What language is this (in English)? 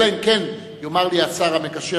Hebrew